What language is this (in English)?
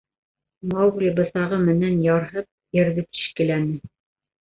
Bashkir